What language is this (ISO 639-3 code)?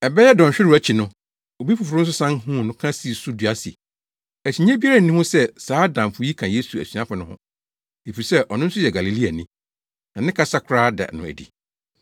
aka